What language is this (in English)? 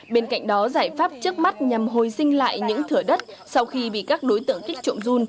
Vietnamese